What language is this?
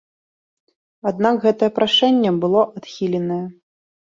Belarusian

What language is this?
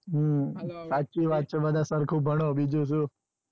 Gujarati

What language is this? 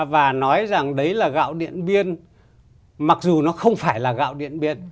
Vietnamese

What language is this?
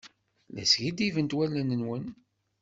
Kabyle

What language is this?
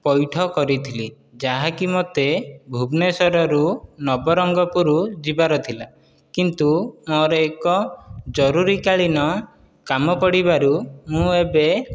Odia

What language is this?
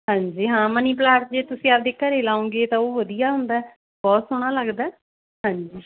Punjabi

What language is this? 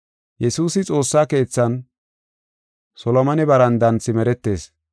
Gofa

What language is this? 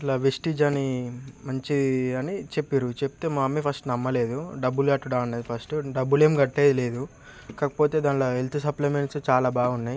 Telugu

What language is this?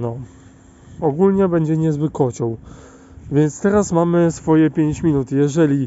Polish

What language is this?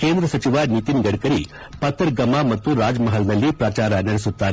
Kannada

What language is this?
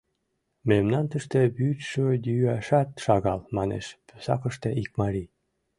Mari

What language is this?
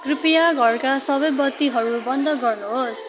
Nepali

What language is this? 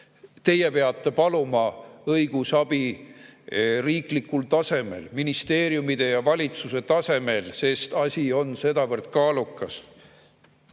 Estonian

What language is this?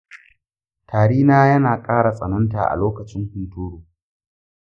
Hausa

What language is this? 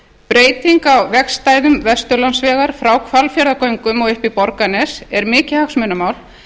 Icelandic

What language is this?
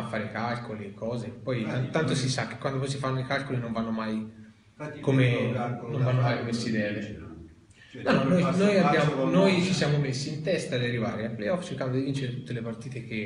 Italian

